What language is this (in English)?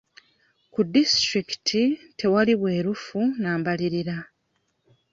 Ganda